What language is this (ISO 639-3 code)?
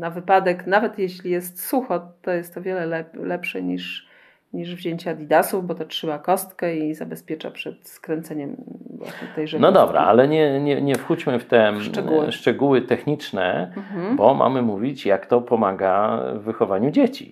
pol